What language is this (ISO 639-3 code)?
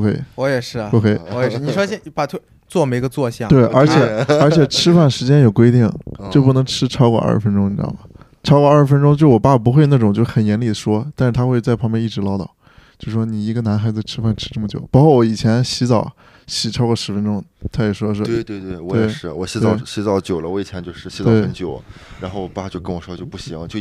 zho